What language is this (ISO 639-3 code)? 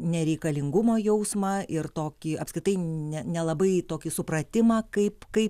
lit